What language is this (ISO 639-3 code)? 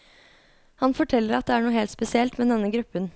nor